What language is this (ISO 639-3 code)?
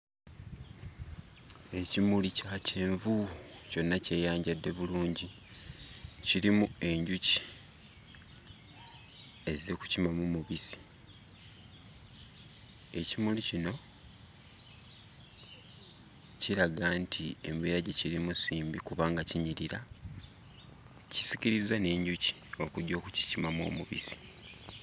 lug